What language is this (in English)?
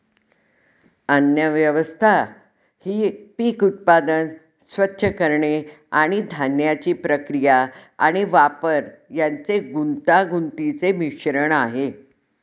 Marathi